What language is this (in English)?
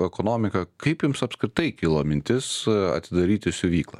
Lithuanian